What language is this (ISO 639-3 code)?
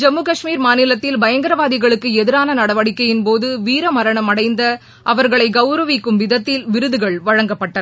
tam